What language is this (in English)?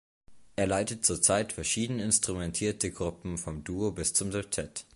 German